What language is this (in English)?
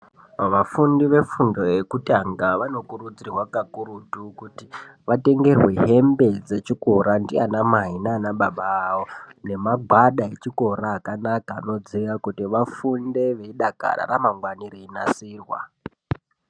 Ndau